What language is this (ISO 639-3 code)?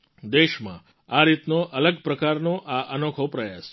guj